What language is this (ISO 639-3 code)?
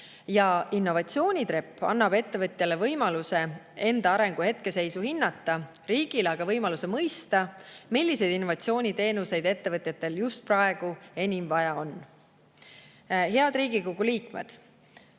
est